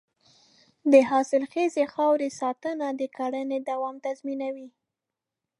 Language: Pashto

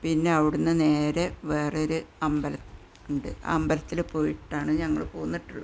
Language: Malayalam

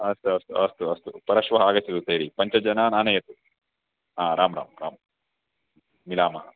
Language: Sanskrit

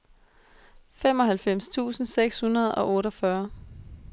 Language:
Danish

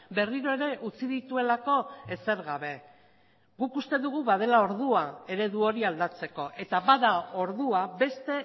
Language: Basque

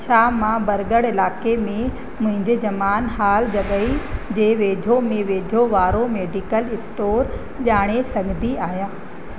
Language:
Sindhi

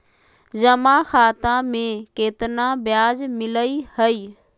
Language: Magahi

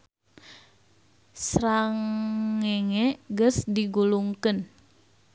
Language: Sundanese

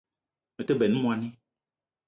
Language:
Eton (Cameroon)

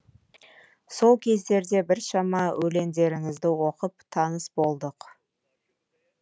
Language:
Kazakh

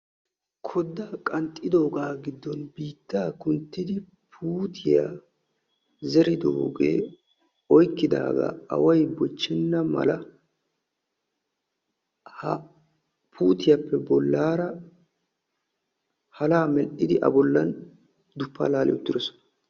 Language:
Wolaytta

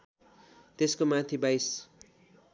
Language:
Nepali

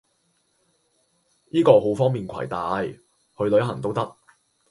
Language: Cantonese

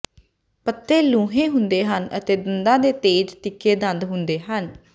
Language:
Punjabi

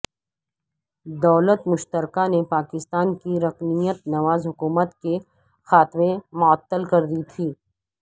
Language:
Urdu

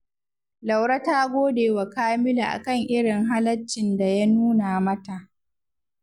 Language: Hausa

